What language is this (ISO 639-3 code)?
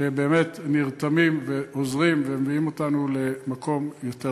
heb